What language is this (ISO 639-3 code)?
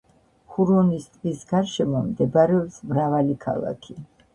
kat